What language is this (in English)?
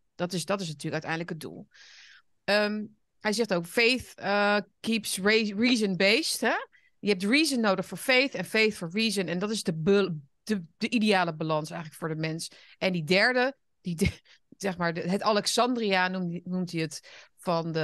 Dutch